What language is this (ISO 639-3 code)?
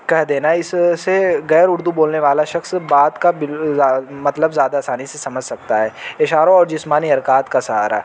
urd